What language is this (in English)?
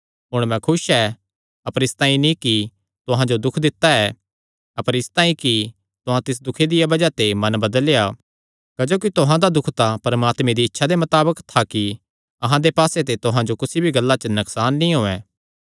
Kangri